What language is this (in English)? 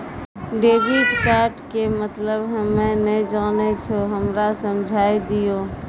Maithili